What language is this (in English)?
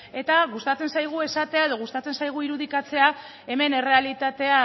Basque